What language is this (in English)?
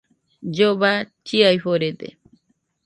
Nüpode Huitoto